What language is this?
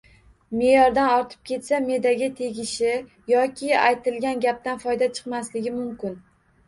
Uzbek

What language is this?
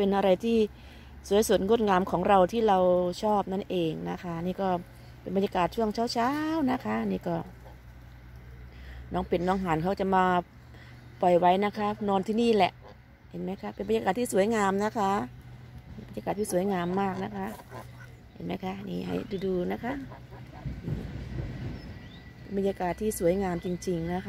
Thai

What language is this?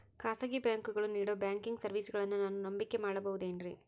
Kannada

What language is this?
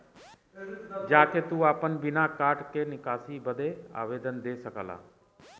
Bhojpuri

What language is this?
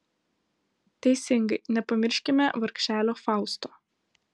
Lithuanian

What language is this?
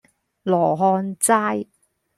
Cantonese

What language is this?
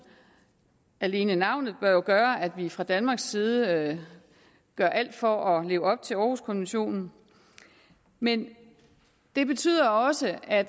Danish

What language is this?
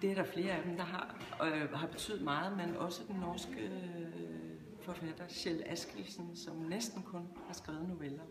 Danish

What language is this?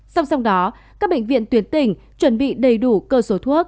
Vietnamese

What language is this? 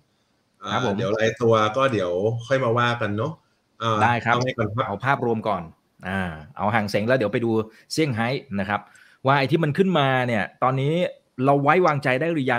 Thai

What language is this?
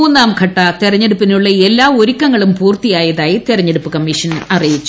Malayalam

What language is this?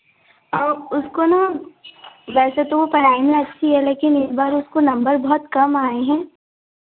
Hindi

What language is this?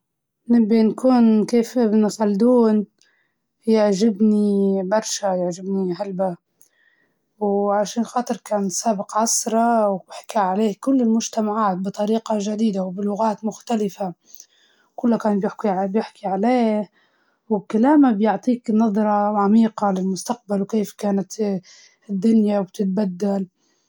Libyan Arabic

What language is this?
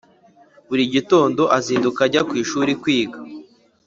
Kinyarwanda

